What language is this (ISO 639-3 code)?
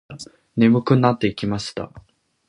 jpn